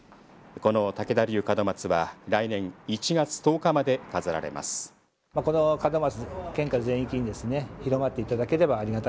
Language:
Japanese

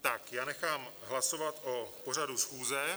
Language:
Czech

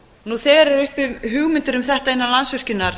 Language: Icelandic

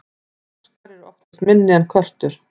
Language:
Icelandic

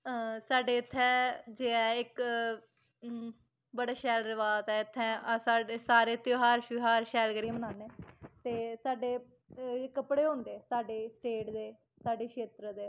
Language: Dogri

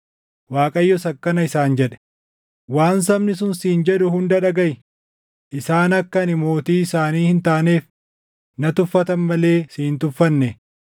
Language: Oromo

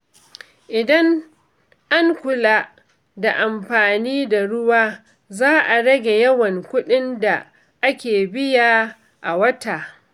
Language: Hausa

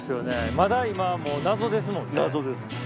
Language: Japanese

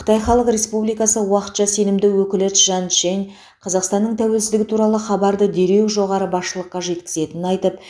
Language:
Kazakh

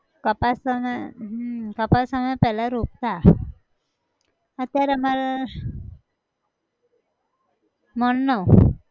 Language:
Gujarati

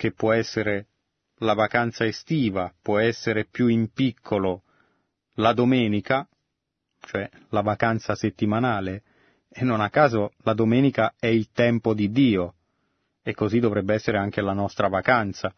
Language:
Italian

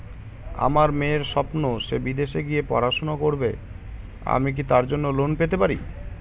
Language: Bangla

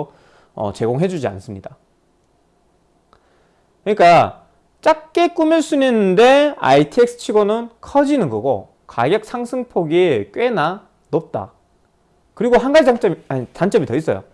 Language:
Korean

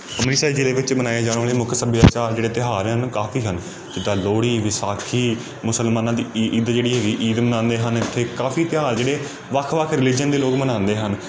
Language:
Punjabi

